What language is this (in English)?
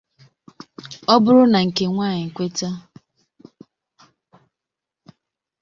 Igbo